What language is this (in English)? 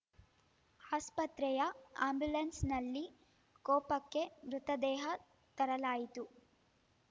Kannada